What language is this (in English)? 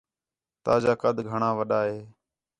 Khetrani